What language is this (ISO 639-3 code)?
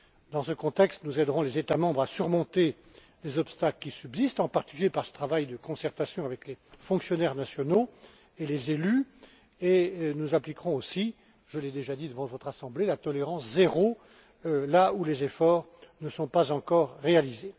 fra